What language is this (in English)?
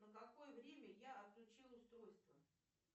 Russian